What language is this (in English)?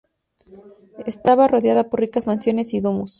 Spanish